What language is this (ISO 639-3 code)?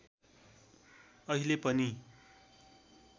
nep